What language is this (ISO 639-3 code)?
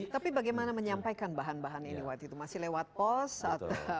ind